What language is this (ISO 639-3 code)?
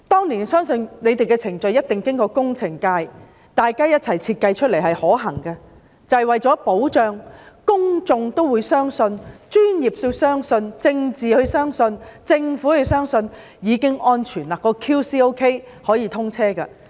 yue